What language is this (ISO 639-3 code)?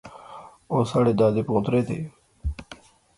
phr